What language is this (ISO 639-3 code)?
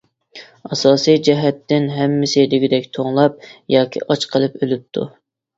uig